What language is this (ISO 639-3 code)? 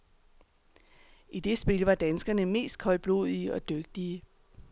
dan